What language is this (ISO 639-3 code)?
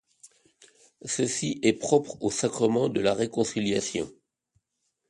fra